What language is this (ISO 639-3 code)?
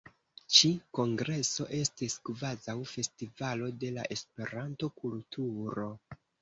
epo